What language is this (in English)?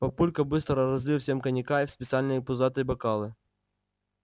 Russian